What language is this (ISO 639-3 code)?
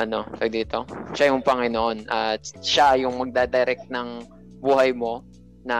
fil